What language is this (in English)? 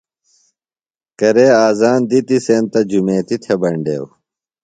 Phalura